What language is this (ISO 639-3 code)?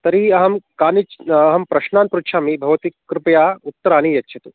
san